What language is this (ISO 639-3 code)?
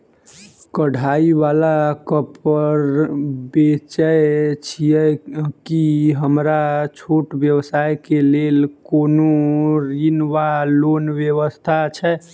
mai